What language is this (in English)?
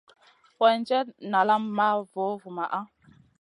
Masana